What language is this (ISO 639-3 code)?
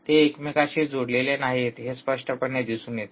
mar